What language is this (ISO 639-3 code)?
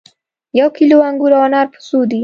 pus